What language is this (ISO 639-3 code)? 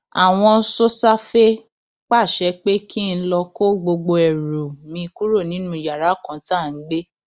yor